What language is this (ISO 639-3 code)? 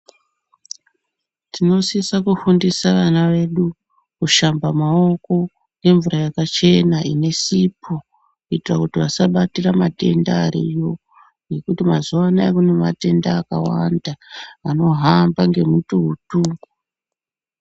ndc